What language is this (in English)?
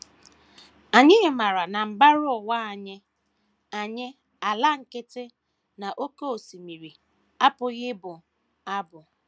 Igbo